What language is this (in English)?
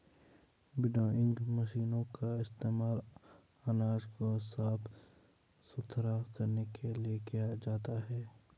Hindi